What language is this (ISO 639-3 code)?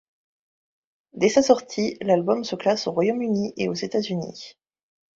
fra